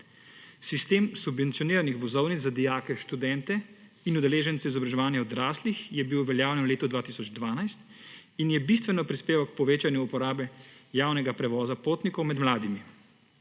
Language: Slovenian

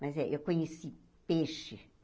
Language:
Portuguese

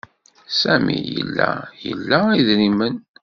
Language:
Kabyle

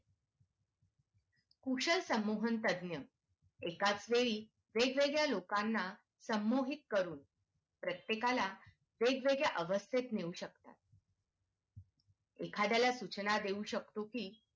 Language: Marathi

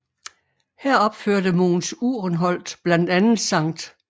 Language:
Danish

